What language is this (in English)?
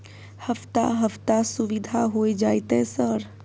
Maithili